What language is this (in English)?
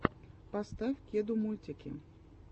Russian